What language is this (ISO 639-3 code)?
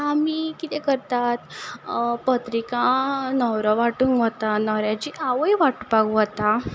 kok